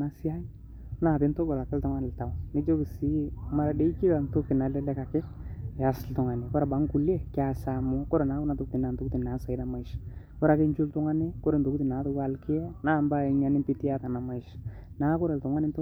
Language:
Masai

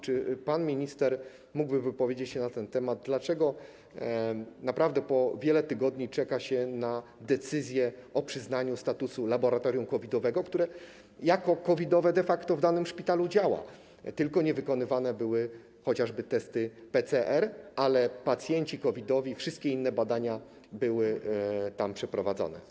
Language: Polish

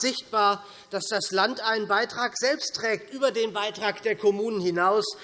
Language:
German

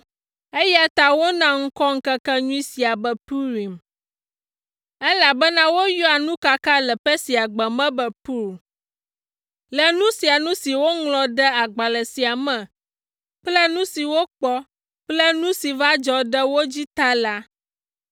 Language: Ewe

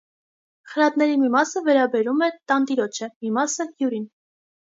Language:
Armenian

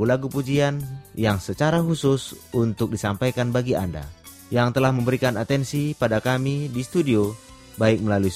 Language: Indonesian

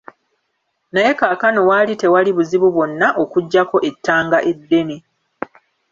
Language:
Ganda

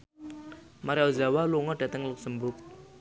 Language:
Javanese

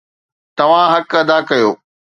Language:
Sindhi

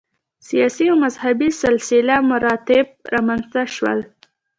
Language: Pashto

